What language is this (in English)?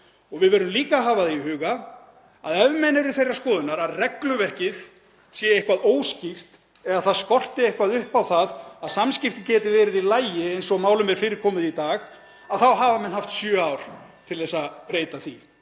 Icelandic